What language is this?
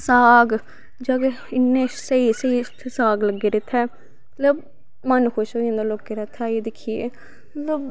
Dogri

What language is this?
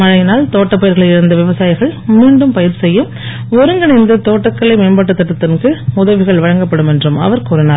Tamil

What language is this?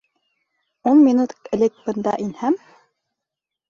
Bashkir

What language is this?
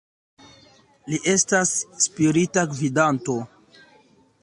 Esperanto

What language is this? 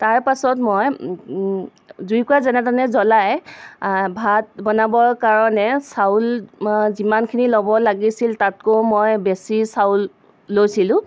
Assamese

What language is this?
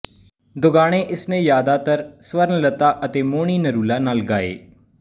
Punjabi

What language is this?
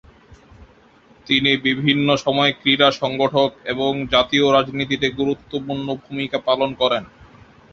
Bangla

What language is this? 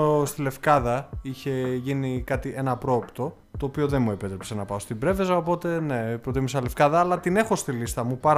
Greek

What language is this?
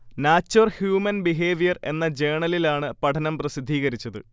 Malayalam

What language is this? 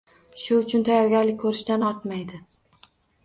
Uzbek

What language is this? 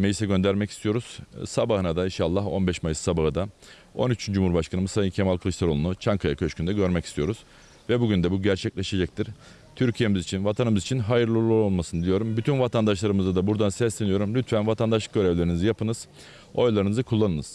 Turkish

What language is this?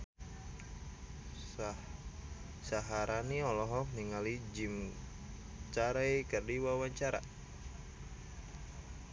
Sundanese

